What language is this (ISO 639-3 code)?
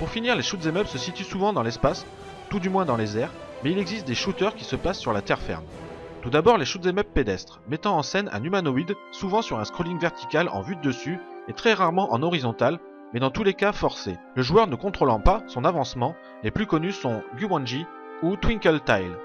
fra